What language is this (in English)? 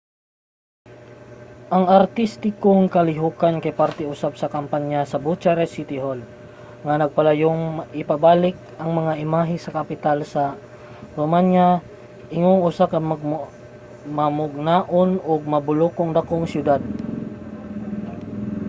Cebuano